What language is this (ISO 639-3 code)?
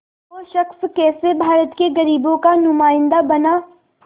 hin